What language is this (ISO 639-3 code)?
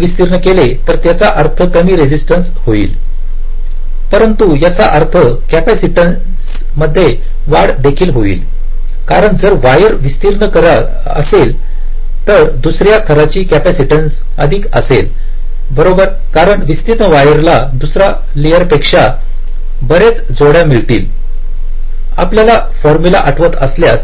mar